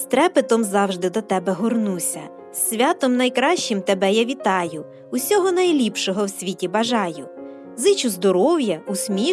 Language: Ukrainian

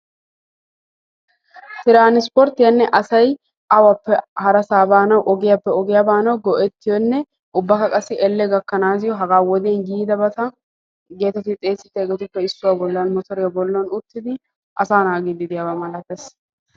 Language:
Wolaytta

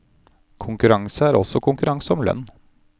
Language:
Norwegian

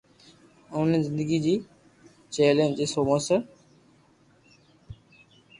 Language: Loarki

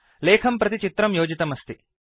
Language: Sanskrit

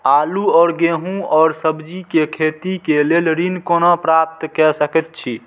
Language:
Maithili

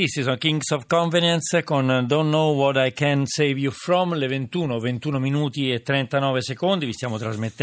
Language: Italian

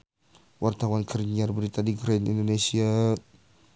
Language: Sundanese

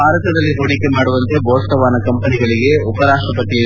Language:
Kannada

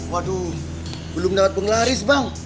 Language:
Indonesian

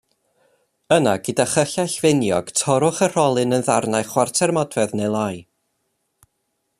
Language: Welsh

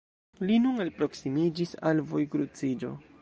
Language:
Esperanto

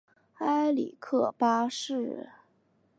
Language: Chinese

